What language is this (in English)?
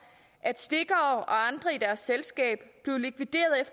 Danish